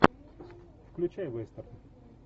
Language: Russian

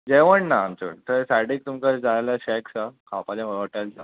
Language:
Konkani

